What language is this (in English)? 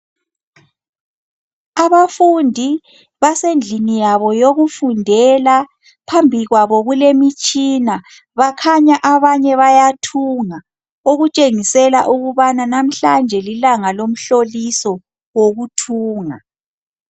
North Ndebele